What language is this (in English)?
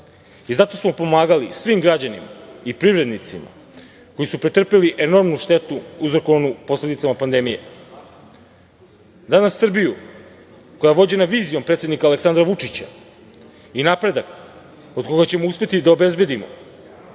Serbian